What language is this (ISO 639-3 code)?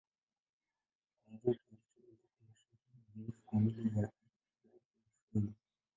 swa